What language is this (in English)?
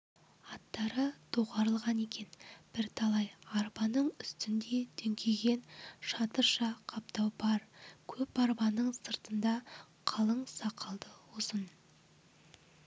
Kazakh